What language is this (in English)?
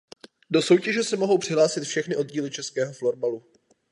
Czech